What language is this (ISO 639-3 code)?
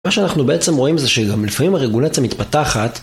heb